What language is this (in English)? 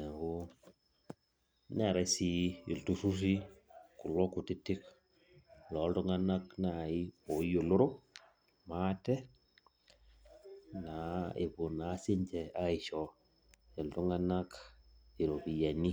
Masai